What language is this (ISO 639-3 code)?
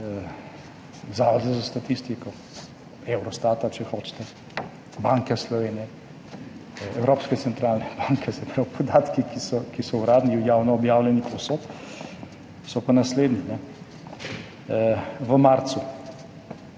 slv